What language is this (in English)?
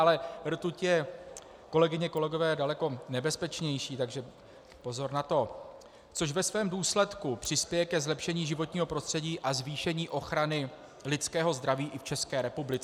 Czech